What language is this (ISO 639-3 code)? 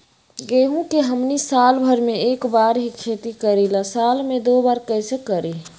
mag